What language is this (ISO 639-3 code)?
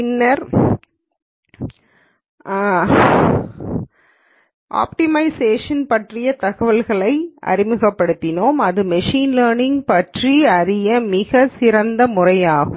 tam